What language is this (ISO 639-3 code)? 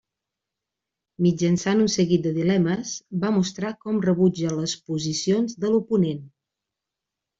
cat